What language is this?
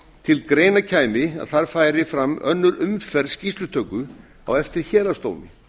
Icelandic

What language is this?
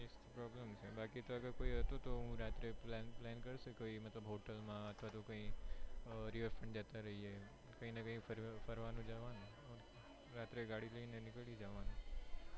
Gujarati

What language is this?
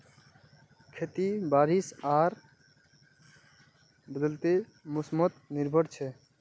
Magahi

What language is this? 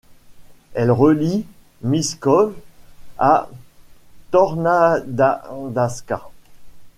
French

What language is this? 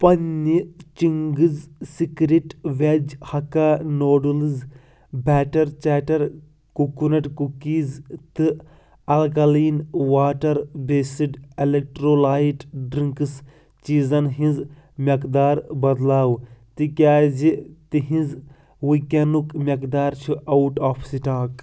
Kashmiri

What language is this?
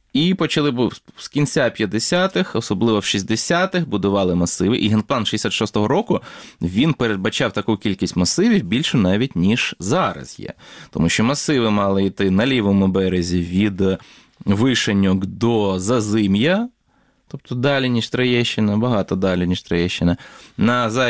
Ukrainian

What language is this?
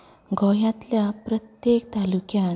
Konkani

